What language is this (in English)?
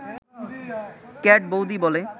Bangla